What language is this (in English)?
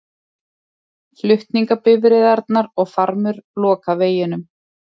Icelandic